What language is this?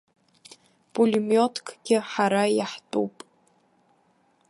Abkhazian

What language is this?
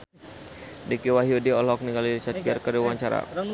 Sundanese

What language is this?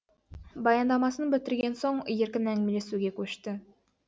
Kazakh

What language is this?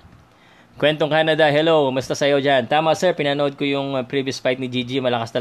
Filipino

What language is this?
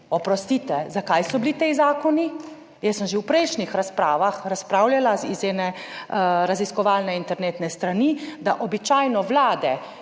Slovenian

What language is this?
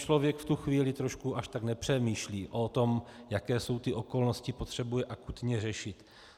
Czech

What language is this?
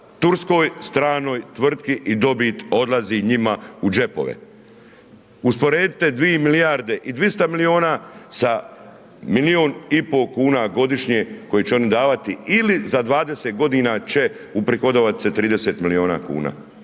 Croatian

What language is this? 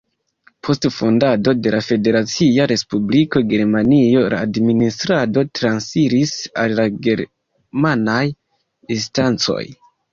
Esperanto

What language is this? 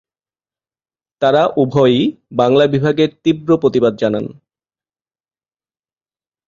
Bangla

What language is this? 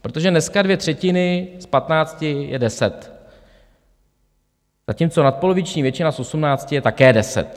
Czech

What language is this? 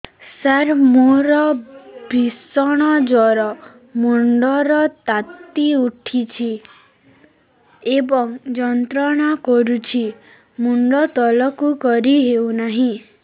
Odia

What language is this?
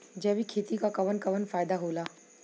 Bhojpuri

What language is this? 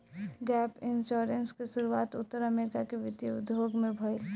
Bhojpuri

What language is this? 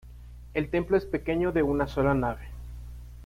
Spanish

